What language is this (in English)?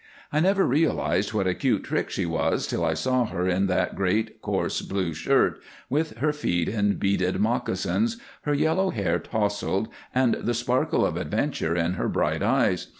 English